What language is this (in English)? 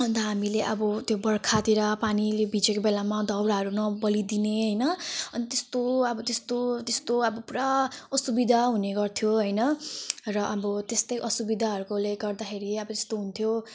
Nepali